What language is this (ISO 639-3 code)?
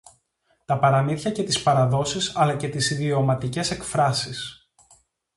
ell